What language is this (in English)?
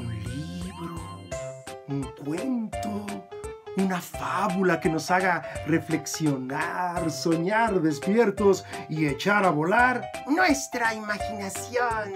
Spanish